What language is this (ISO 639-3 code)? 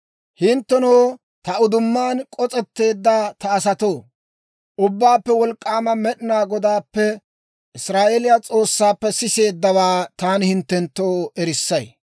dwr